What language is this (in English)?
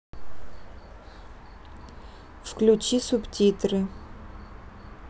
Russian